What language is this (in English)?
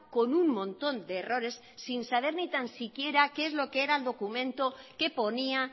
Spanish